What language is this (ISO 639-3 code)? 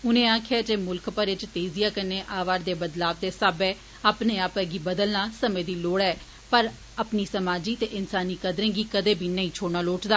doi